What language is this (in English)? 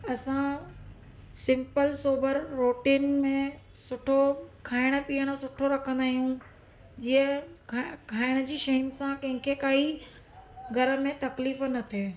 Sindhi